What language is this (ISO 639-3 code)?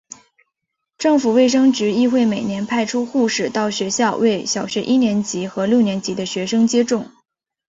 zho